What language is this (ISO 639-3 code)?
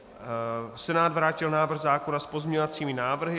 ces